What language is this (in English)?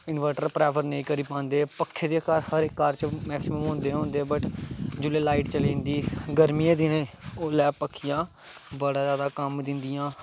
Dogri